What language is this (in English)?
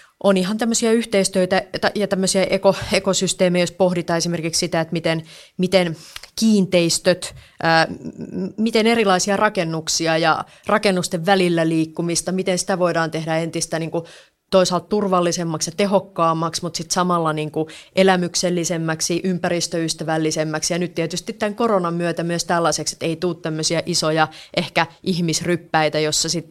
Finnish